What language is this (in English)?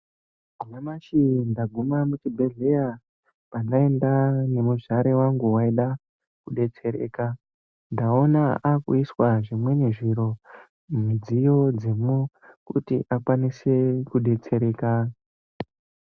Ndau